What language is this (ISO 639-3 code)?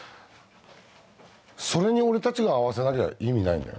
jpn